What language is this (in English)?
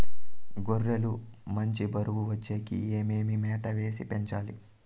Telugu